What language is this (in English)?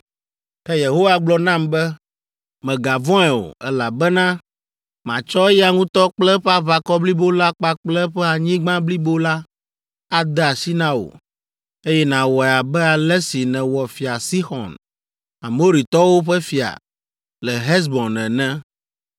Ewe